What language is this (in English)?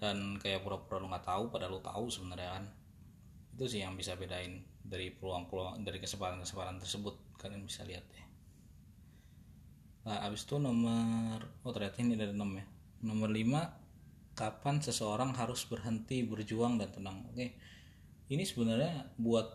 Indonesian